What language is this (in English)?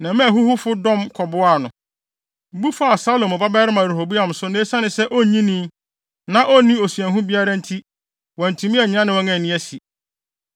Akan